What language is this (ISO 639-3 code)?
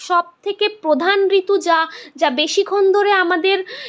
ben